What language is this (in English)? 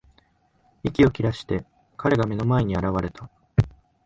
Japanese